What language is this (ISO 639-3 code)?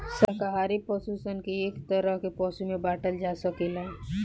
bho